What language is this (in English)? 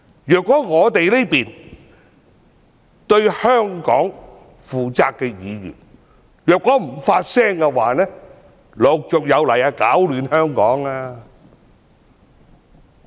Cantonese